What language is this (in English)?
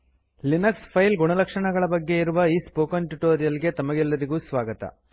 Kannada